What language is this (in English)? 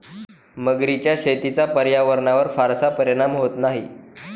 Marathi